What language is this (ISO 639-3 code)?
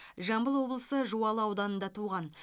kaz